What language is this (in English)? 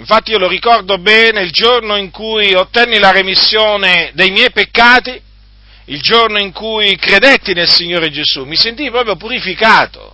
Italian